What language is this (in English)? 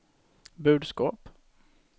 Swedish